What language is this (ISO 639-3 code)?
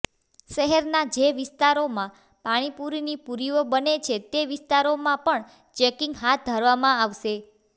guj